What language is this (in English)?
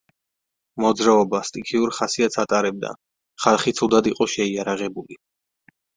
Georgian